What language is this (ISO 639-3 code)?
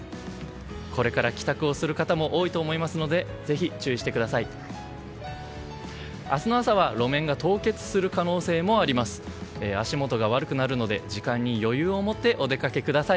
jpn